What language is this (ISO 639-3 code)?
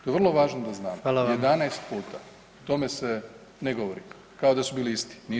hrv